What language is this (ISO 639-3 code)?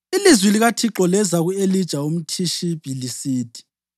nde